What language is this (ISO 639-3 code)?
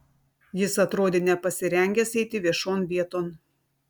lit